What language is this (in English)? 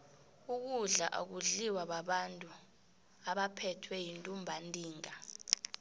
South Ndebele